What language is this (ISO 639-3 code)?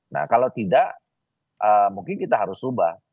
ind